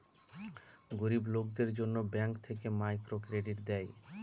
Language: Bangla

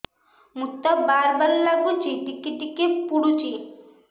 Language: Odia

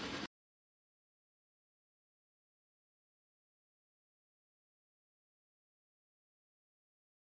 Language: Thai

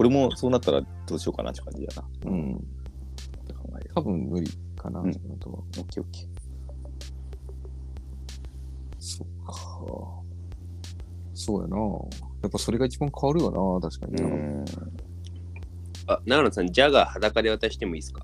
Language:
Japanese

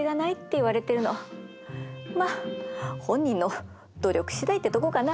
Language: Japanese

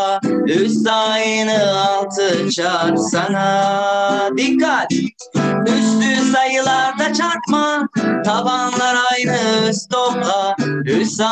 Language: Turkish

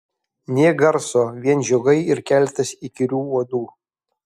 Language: Lithuanian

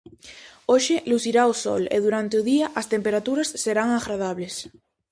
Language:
Galician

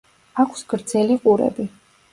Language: Georgian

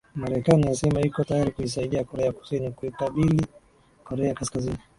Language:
Swahili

